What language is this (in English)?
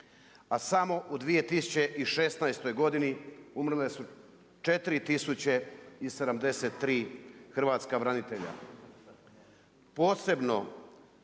Croatian